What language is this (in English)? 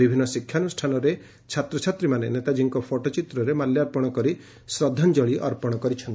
Odia